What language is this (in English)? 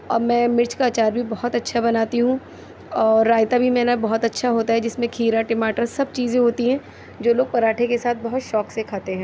Urdu